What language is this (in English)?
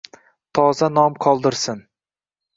Uzbek